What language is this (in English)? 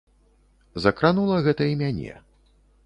Belarusian